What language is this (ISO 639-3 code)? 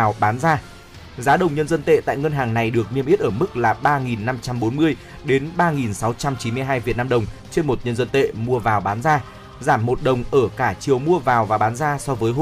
vie